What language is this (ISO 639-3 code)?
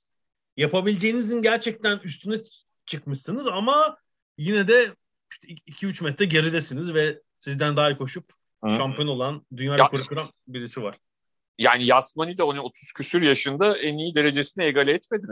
tur